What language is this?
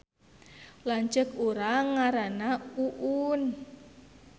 Sundanese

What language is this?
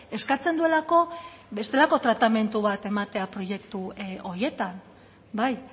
Basque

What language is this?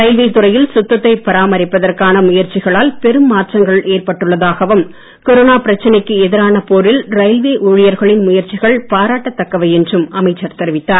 Tamil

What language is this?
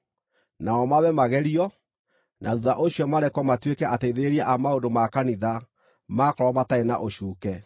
Kikuyu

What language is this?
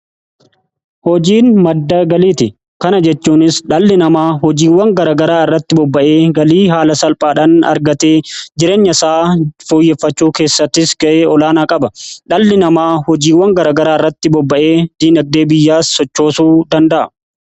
Oromo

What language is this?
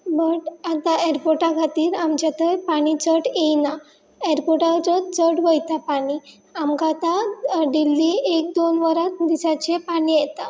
Konkani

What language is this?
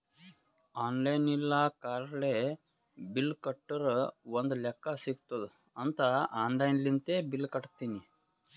Kannada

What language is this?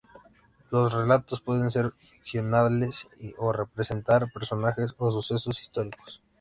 Spanish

